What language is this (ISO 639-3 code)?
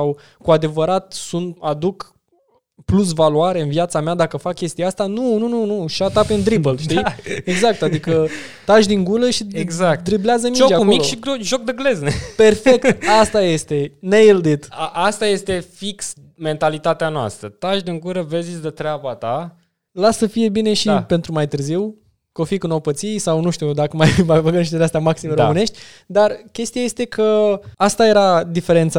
ron